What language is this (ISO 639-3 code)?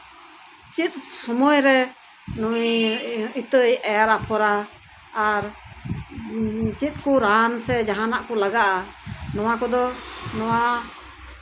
sat